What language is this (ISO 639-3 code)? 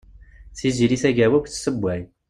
kab